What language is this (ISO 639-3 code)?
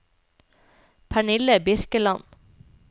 nor